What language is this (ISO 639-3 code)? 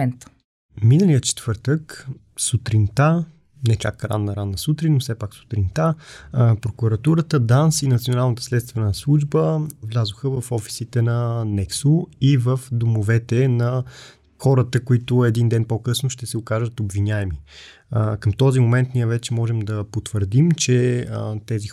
bul